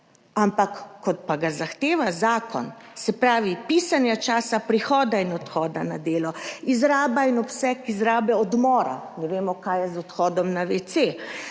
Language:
Slovenian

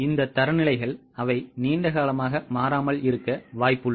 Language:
Tamil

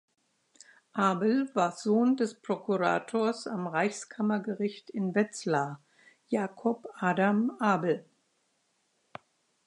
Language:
German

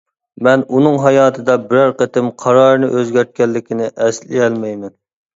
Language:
Uyghur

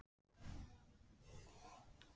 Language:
Icelandic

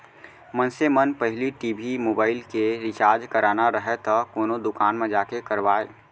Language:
Chhattisgarhi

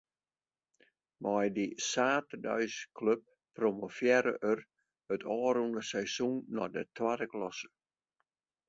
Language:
Western Frisian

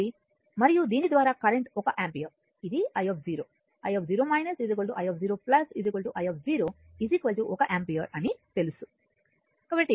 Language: Telugu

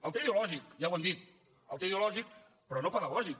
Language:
Catalan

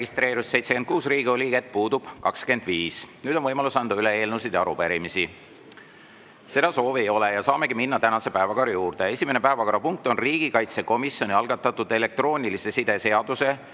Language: Estonian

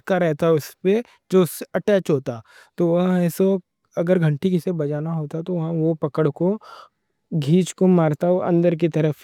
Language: Deccan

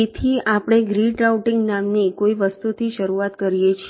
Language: Gujarati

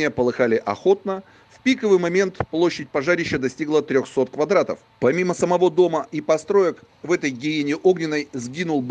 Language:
Russian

